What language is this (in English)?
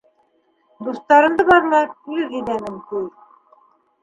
Bashkir